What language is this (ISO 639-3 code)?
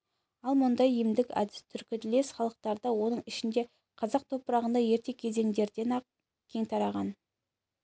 kaz